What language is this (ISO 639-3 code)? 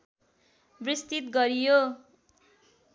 nep